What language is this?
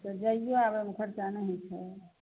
Maithili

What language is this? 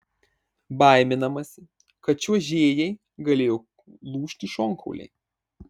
Lithuanian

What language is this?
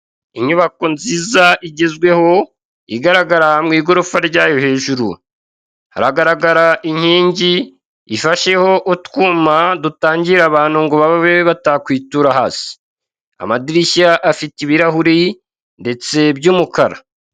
Kinyarwanda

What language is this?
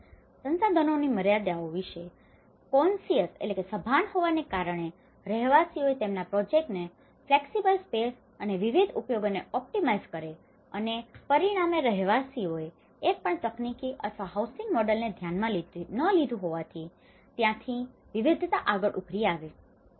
Gujarati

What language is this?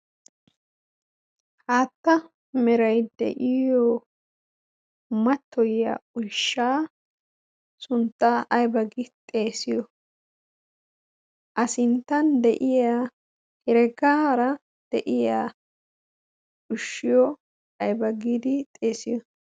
Wolaytta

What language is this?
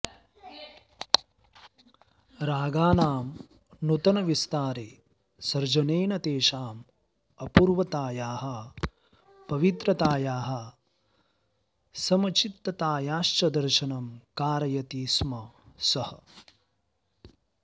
Sanskrit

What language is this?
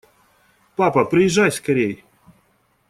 Russian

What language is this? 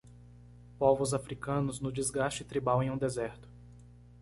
Portuguese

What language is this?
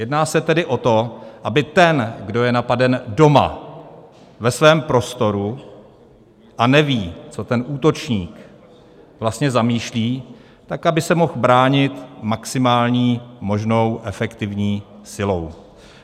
Czech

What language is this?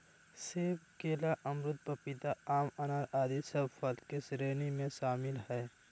Magahi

